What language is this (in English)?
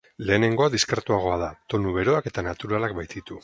Basque